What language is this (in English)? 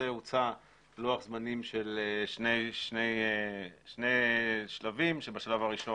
Hebrew